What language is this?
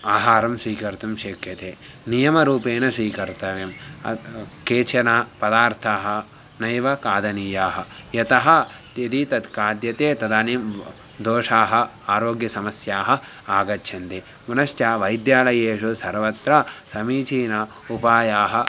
Sanskrit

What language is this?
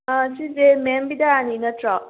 Manipuri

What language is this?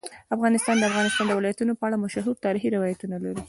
Pashto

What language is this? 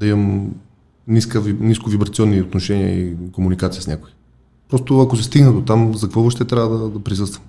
Bulgarian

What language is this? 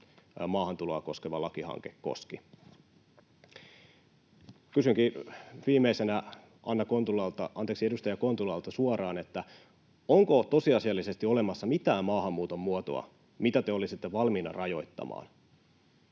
Finnish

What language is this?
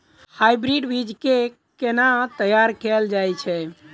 Maithili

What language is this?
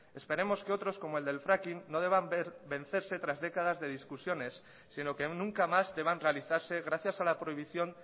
Spanish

